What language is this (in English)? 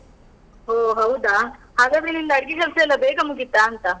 Kannada